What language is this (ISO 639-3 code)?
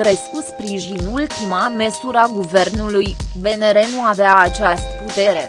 ron